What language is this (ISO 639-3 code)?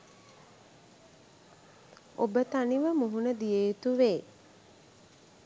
sin